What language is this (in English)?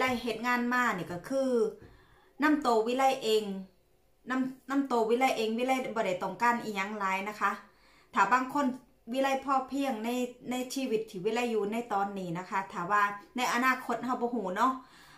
Thai